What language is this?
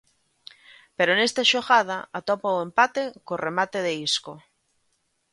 Galician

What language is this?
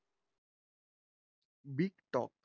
Marathi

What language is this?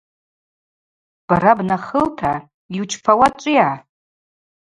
Abaza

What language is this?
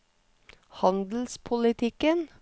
Norwegian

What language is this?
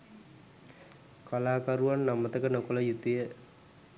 Sinhala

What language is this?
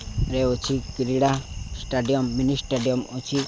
Odia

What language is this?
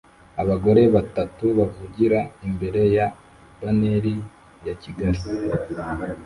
Kinyarwanda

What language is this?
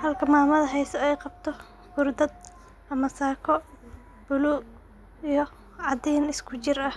Somali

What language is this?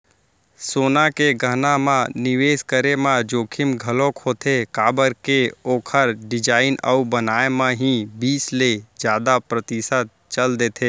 Chhattisgarhi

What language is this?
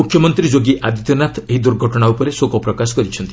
Odia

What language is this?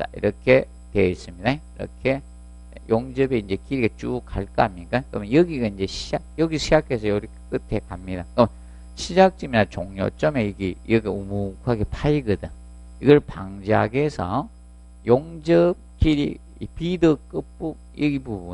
Korean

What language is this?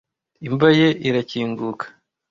Kinyarwanda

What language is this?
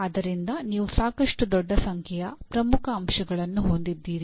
Kannada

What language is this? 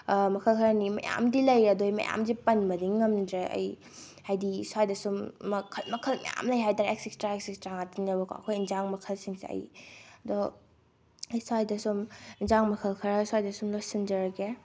Manipuri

